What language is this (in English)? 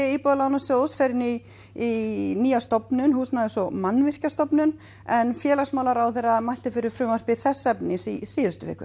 Icelandic